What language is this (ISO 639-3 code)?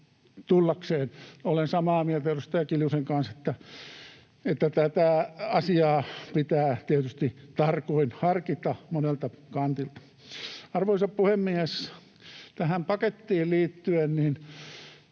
fin